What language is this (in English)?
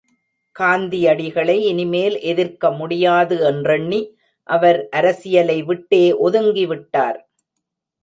Tamil